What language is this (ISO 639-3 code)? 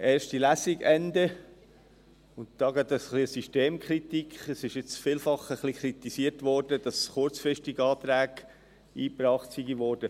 gsw